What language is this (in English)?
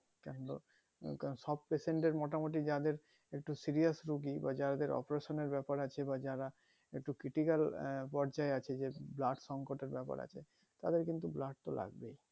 Bangla